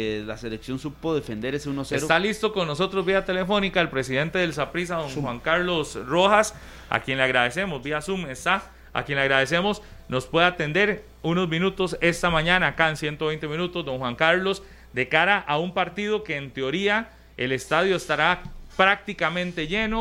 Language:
Spanish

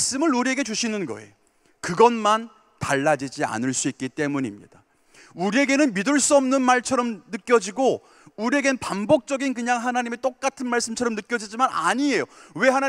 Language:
Korean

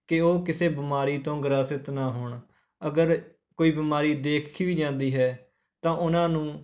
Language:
Punjabi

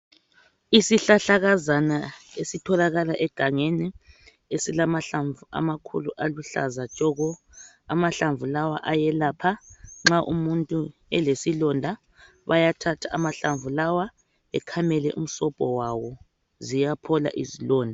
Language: North Ndebele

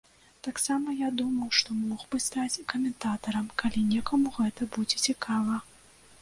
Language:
Belarusian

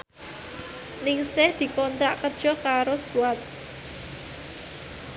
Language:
Javanese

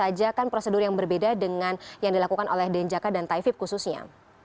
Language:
Indonesian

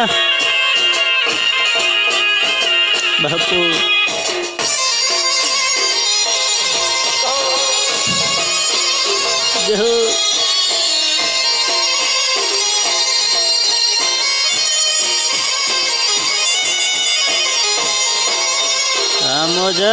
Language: Gujarati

